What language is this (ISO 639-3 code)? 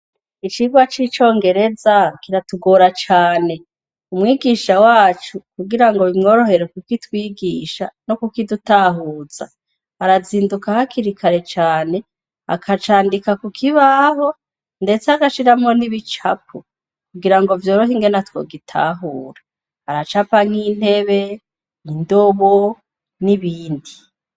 run